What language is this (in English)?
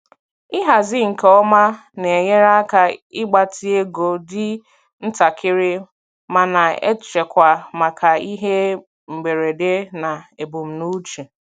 Igbo